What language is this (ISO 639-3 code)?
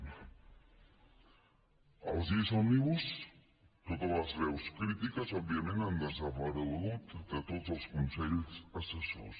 cat